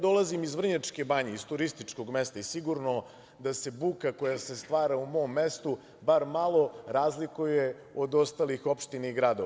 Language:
Serbian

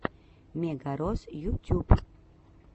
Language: Russian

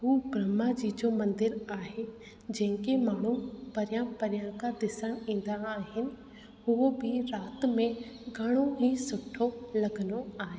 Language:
Sindhi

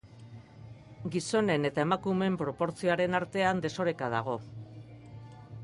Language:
Basque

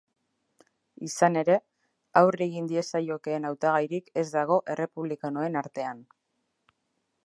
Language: Basque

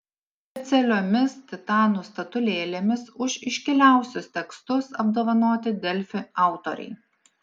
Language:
Lithuanian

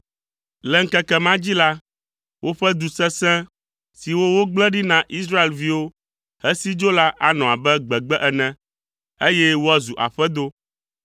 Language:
Ewe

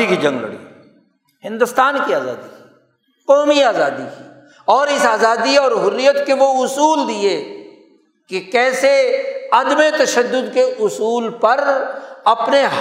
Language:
Urdu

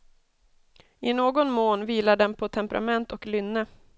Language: Swedish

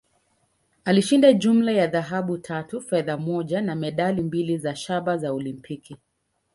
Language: Swahili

